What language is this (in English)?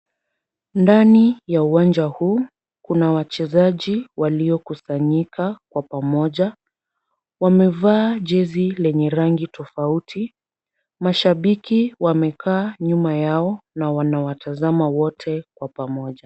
Swahili